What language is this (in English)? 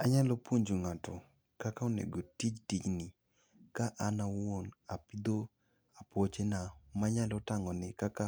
Luo (Kenya and Tanzania)